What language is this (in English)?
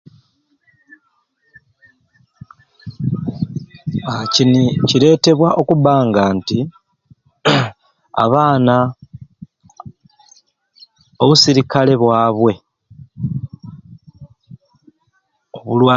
Ruuli